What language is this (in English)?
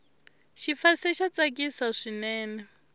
Tsonga